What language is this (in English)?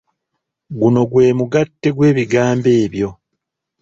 Ganda